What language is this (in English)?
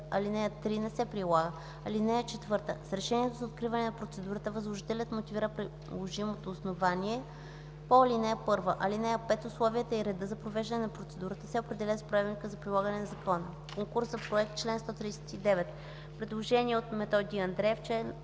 Bulgarian